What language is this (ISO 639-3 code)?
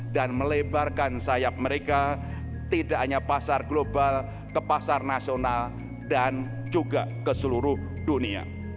ind